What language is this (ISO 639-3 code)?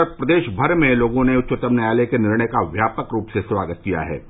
hin